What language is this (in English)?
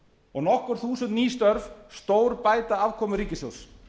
Icelandic